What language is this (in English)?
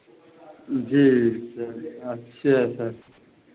Hindi